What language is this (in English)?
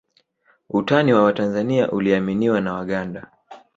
Swahili